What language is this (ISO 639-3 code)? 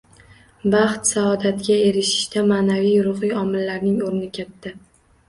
uzb